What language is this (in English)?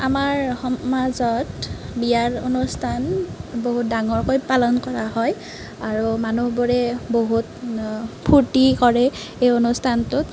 Assamese